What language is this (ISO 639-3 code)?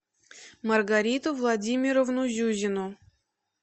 rus